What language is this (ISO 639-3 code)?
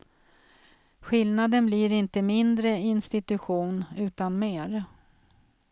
swe